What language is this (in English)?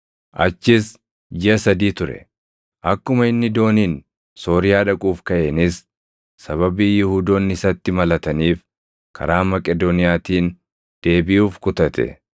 Oromo